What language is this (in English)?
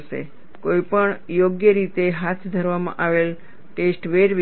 Gujarati